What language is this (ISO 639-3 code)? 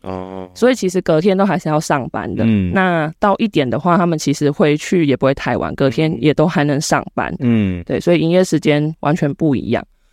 zho